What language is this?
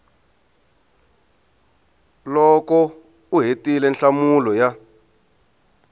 Tsonga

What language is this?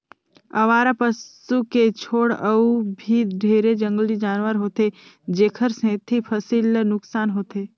Chhattisgarhi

